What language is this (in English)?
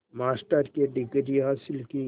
Hindi